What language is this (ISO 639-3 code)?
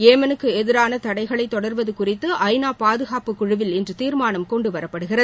tam